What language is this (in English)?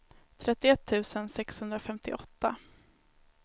Swedish